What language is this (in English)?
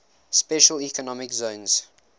English